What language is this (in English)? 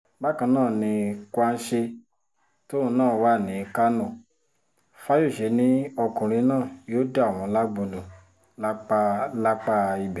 Yoruba